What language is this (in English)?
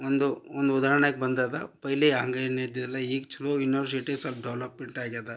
Kannada